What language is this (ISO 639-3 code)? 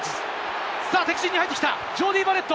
jpn